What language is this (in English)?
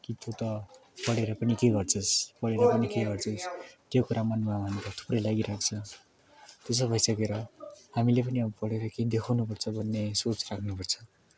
Nepali